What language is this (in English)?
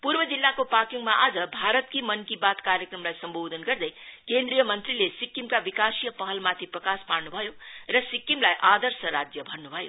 Nepali